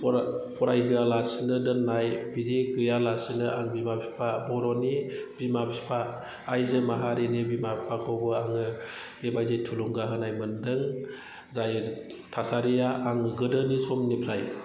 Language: Bodo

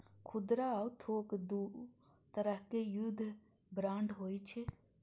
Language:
Maithili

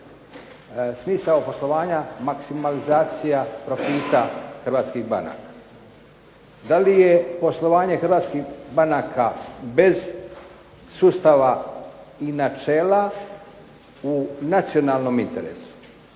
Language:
Croatian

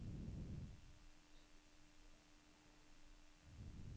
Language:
Norwegian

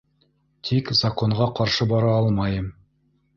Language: Bashkir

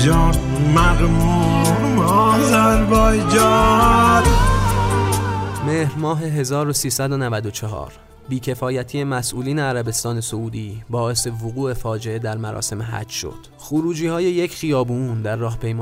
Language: Persian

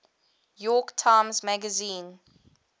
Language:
English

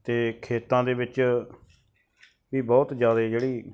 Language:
Punjabi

